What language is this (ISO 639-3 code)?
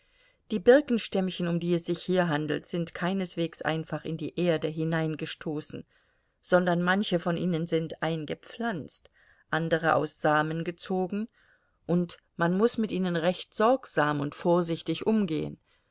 deu